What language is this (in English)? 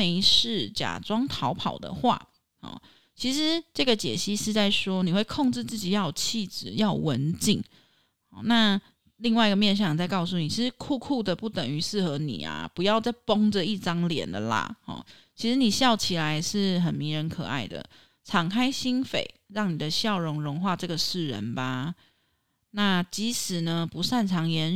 Chinese